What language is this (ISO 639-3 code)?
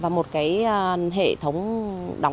vie